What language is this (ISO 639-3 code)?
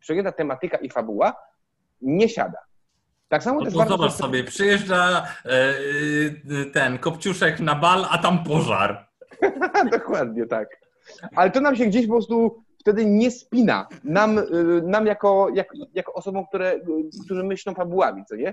pol